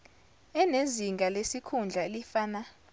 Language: Zulu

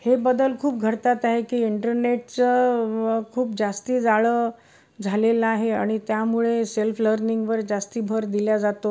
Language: Marathi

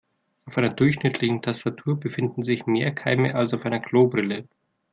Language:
German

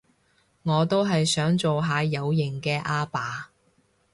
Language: Cantonese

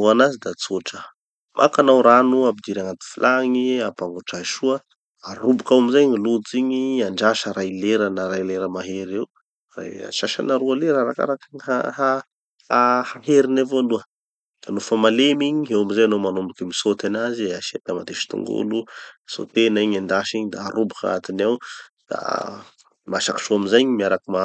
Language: Tanosy Malagasy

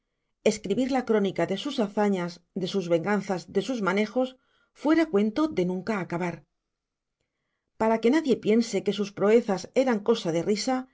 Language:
Spanish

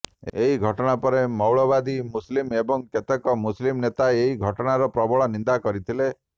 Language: Odia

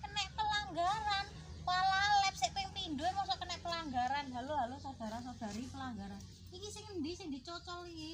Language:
Indonesian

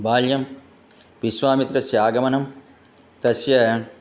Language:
Sanskrit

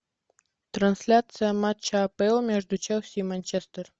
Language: Russian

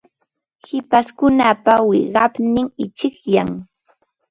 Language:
Ambo-Pasco Quechua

